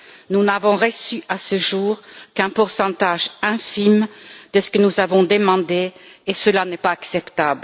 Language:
French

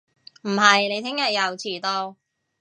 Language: Cantonese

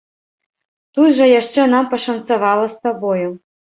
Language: Belarusian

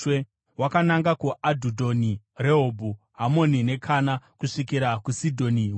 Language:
Shona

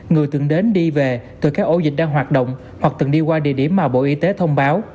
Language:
Vietnamese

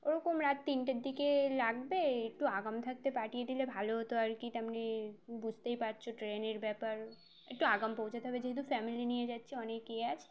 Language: Bangla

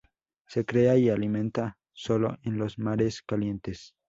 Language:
Spanish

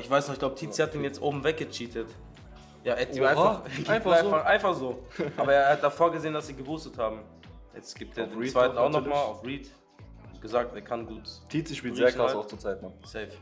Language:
German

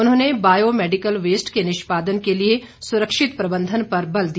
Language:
Hindi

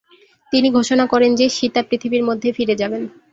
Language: Bangla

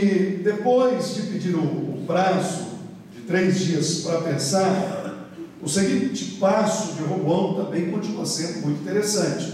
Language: Portuguese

